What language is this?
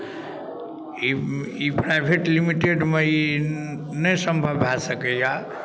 Maithili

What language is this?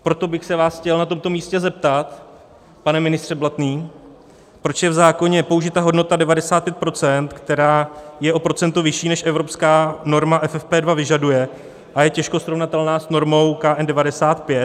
Czech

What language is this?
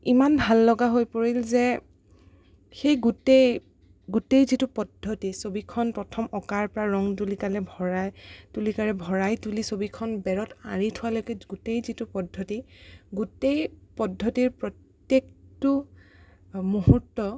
Assamese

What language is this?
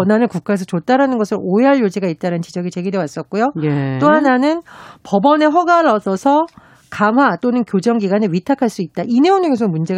Korean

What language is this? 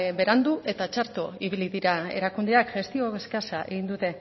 Basque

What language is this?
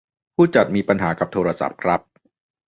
Thai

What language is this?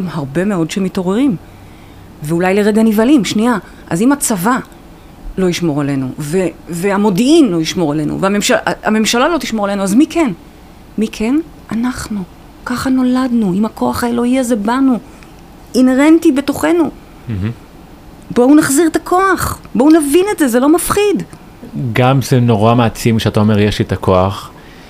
Hebrew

